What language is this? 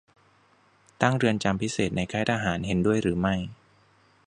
Thai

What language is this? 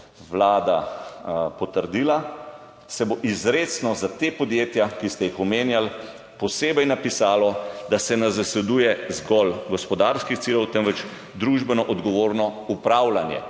Slovenian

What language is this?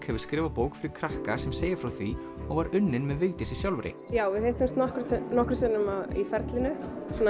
Icelandic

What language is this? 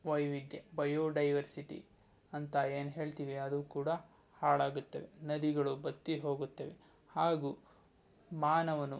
Kannada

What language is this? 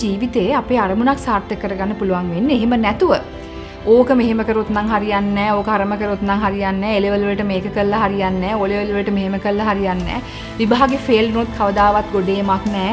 Hindi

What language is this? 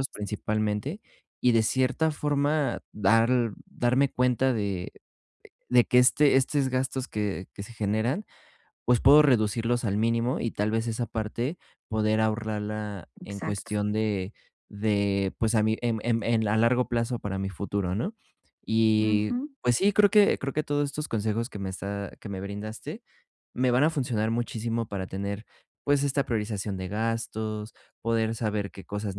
Spanish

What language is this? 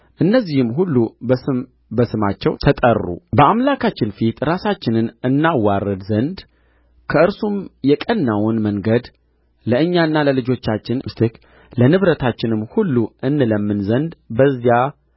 Amharic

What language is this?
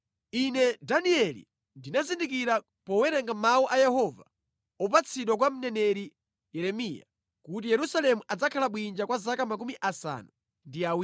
Nyanja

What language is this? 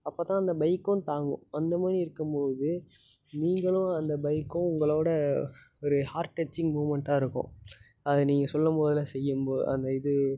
Tamil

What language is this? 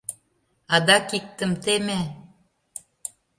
Mari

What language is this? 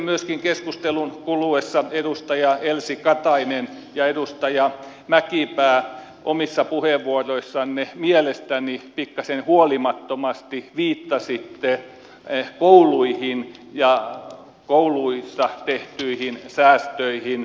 Finnish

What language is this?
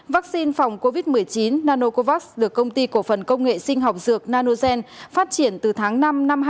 Vietnamese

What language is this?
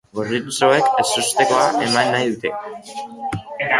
Basque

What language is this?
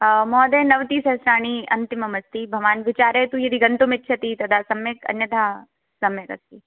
Sanskrit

